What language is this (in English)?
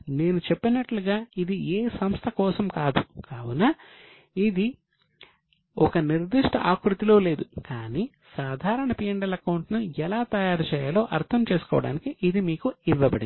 Telugu